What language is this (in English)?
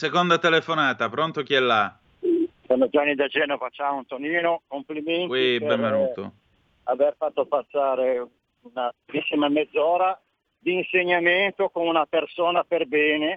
Italian